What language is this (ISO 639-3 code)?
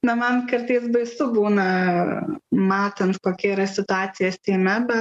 lit